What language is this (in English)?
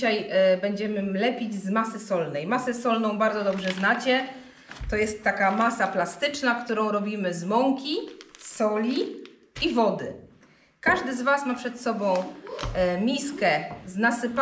Polish